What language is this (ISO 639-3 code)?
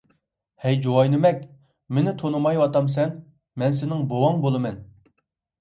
uig